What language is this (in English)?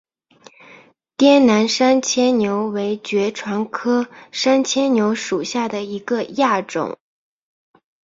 Chinese